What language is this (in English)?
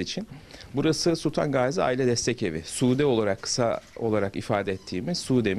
Turkish